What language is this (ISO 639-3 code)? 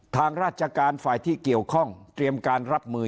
tha